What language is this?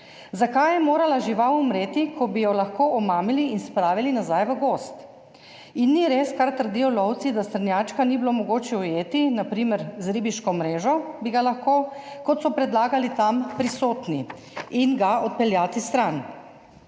Slovenian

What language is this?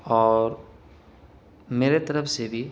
Urdu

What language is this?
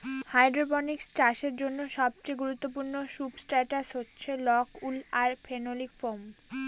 Bangla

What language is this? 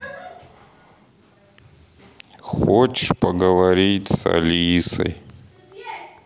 Russian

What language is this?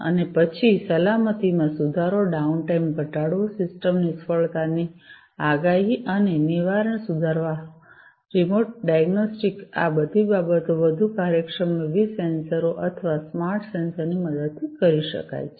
Gujarati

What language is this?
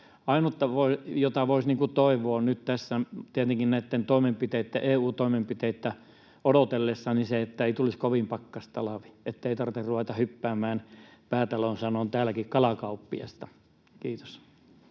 Finnish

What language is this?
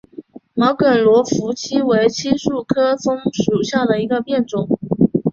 Chinese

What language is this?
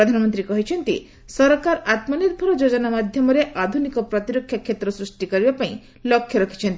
Odia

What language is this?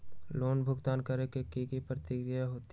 Magahi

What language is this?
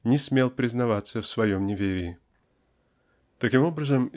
Russian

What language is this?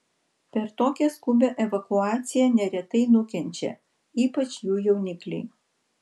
Lithuanian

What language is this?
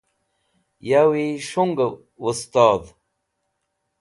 Wakhi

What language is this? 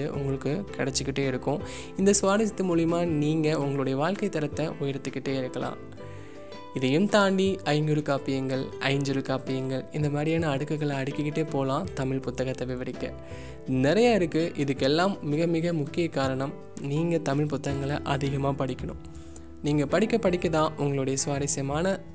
Tamil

